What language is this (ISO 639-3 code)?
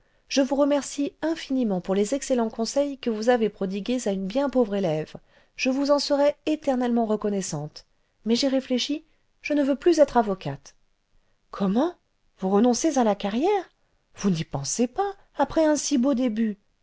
fra